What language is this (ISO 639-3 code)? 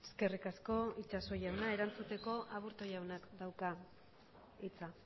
eus